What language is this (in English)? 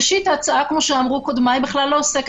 Hebrew